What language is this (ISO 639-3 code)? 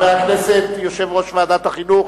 heb